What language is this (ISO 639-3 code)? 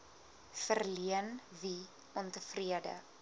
afr